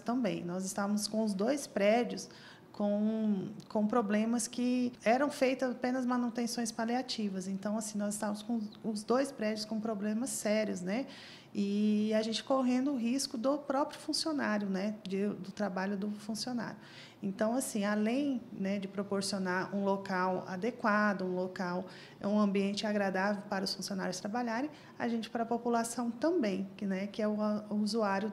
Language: Portuguese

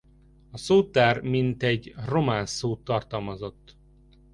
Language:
Hungarian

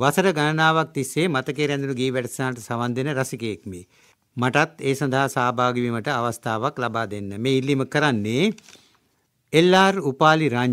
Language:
Hindi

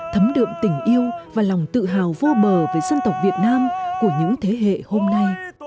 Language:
Vietnamese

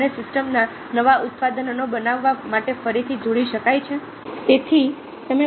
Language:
Gujarati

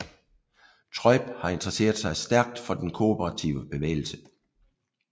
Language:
Danish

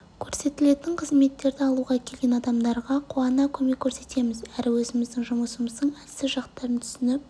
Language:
Kazakh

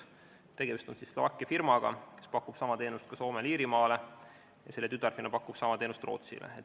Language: Estonian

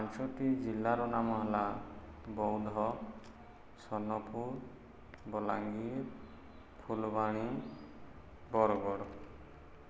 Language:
Odia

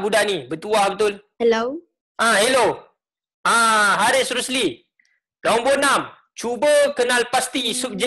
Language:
Malay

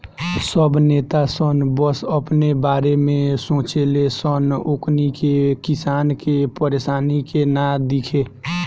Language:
Bhojpuri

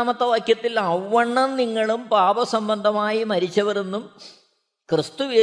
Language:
Malayalam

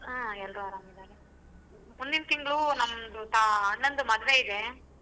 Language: Kannada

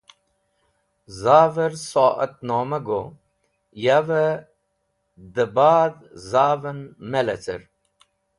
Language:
Wakhi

